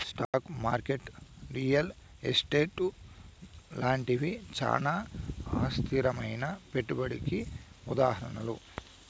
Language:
Telugu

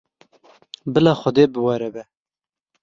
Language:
Kurdish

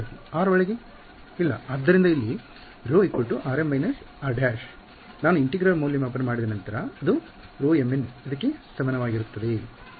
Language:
Kannada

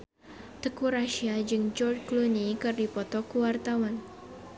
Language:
Sundanese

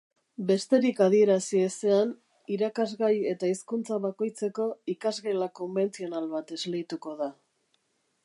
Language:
Basque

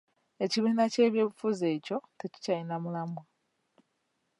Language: Ganda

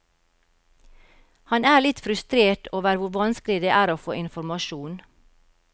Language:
Norwegian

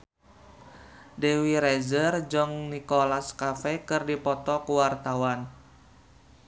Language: Sundanese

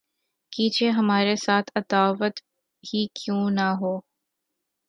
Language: Urdu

